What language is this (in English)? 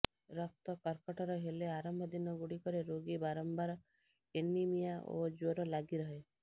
Odia